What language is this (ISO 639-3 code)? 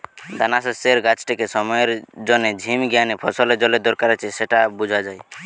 ben